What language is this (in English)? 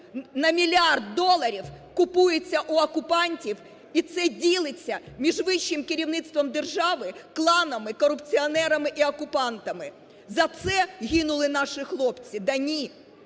Ukrainian